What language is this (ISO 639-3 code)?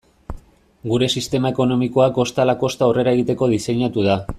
eus